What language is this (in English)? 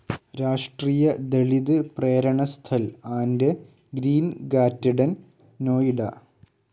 Malayalam